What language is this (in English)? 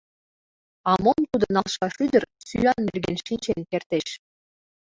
Mari